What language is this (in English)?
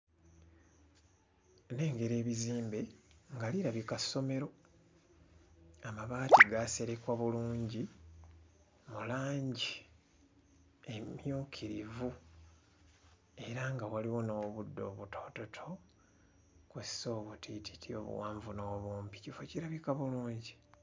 Ganda